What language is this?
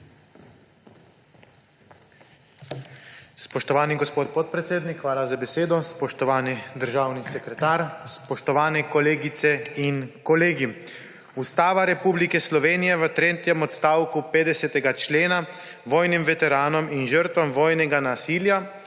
Slovenian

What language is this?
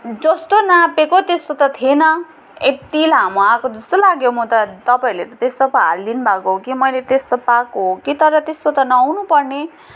Nepali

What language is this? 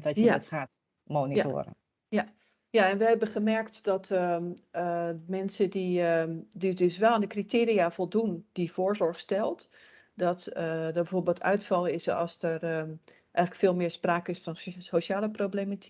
Dutch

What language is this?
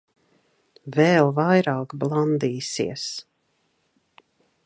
Latvian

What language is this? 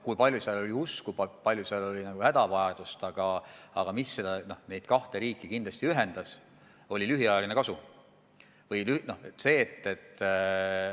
Estonian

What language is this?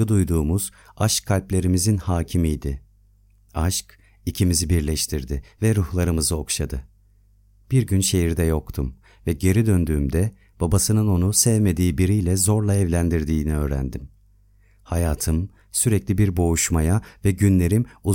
Turkish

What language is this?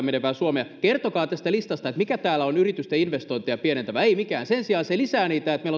Finnish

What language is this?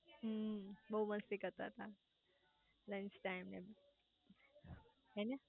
Gujarati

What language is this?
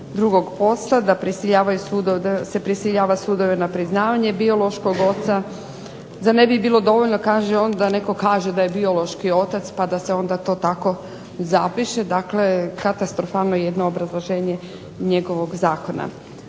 Croatian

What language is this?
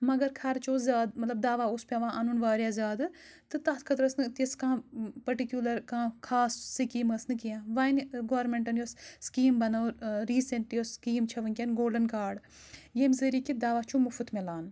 Kashmiri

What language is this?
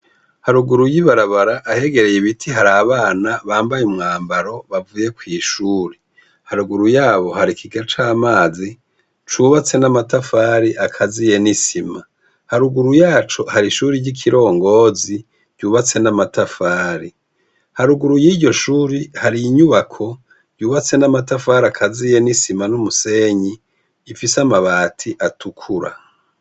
Rundi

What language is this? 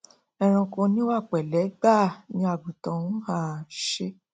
Yoruba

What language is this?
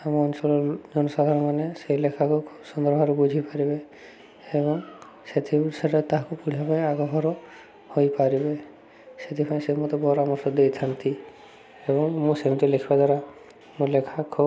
Odia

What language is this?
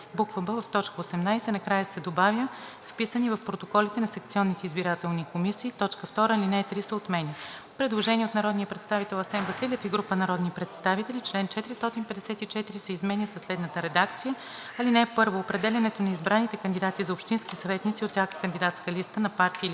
Bulgarian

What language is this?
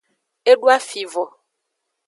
Aja (Benin)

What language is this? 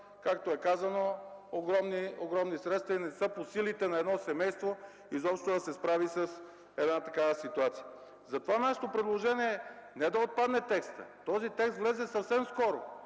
Bulgarian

